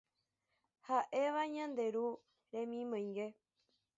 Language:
Guarani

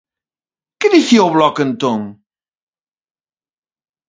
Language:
Galician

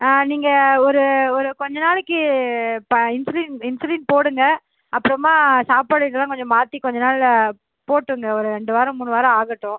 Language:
Tamil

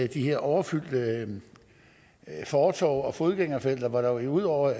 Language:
Danish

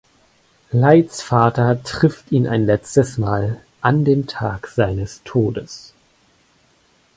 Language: German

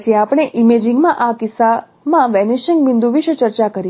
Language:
Gujarati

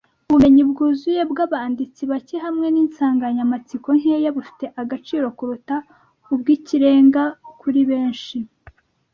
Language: Kinyarwanda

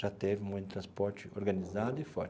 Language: Portuguese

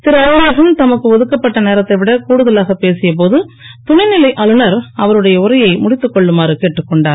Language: Tamil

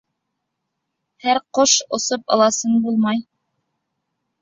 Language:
Bashkir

